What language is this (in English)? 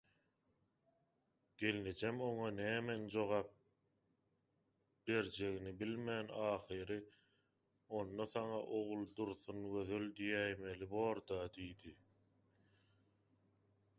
Turkmen